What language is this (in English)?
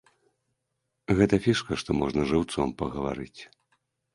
Belarusian